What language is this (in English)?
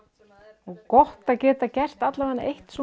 Icelandic